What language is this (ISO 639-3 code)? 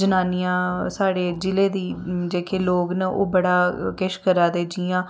doi